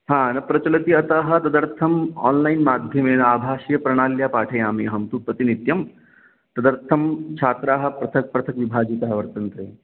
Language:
Sanskrit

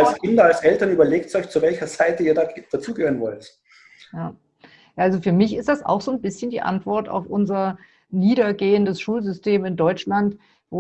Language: German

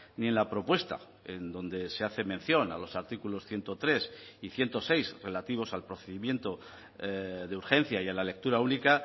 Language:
Spanish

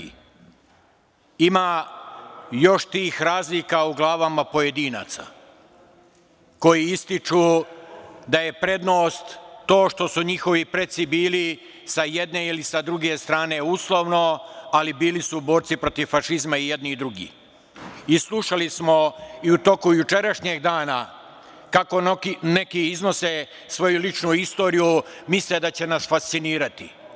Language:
Serbian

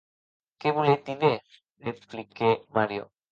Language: Occitan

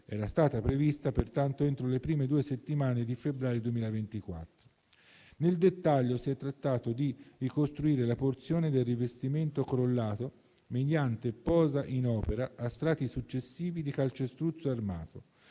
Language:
Italian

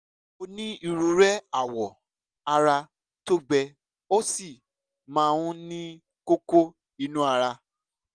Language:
Yoruba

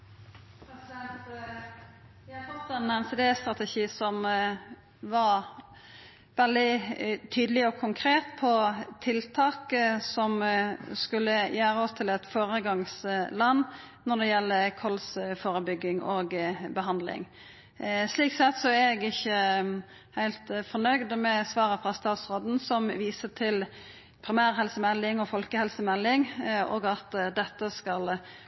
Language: Norwegian Nynorsk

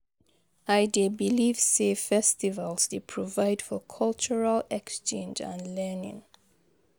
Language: Nigerian Pidgin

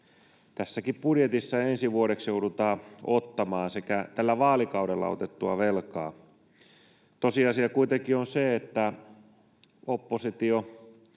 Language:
Finnish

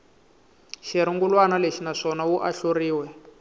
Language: Tsonga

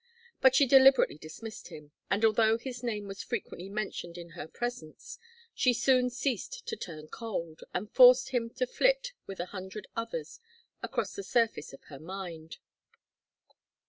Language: English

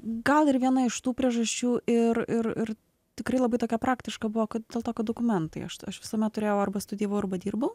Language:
Lithuanian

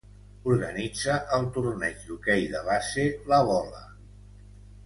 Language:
Catalan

